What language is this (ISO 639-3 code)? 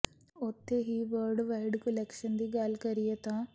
pan